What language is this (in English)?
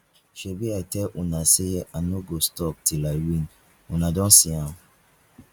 Nigerian Pidgin